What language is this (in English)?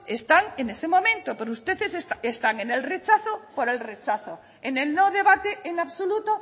Spanish